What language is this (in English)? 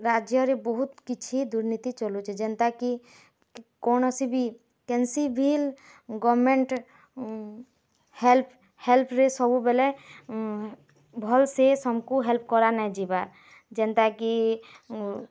Odia